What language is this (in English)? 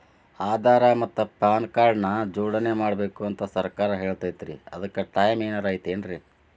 Kannada